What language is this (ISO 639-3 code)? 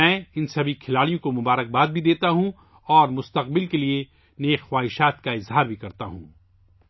urd